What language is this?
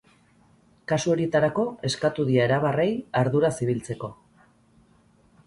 Basque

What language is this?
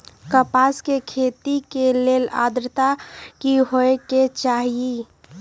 Magahi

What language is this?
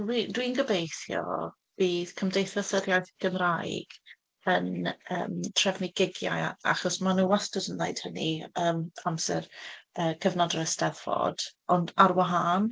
Welsh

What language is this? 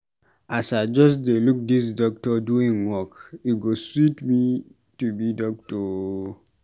Nigerian Pidgin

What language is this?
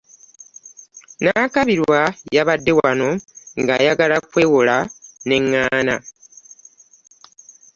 Ganda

